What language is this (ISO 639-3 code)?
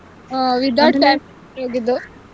kan